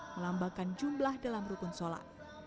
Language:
Indonesian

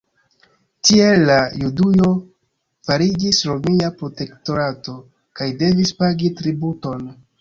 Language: Esperanto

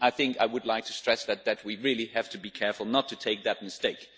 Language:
English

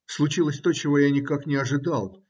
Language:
Russian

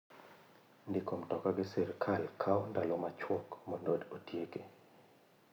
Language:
Luo (Kenya and Tanzania)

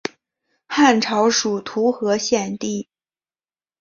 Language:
Chinese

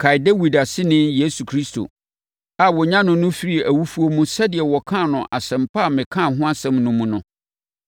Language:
Akan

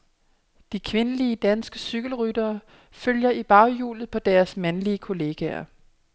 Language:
Danish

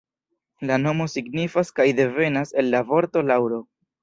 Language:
Esperanto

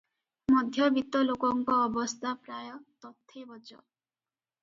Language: Odia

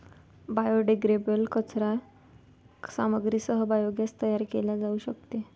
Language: Marathi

